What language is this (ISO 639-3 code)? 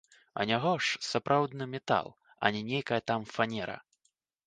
bel